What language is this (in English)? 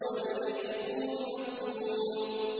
Arabic